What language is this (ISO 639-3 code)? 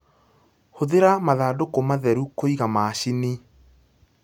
kik